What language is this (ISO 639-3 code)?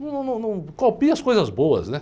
por